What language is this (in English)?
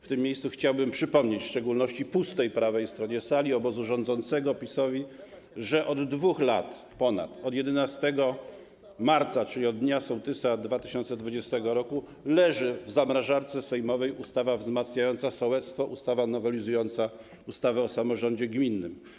Polish